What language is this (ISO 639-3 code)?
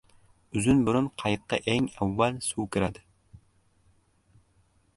uzb